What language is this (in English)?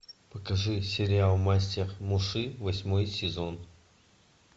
Russian